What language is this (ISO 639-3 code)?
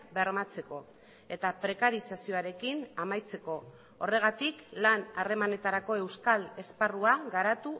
eus